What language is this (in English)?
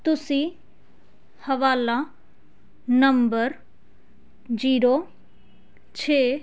Punjabi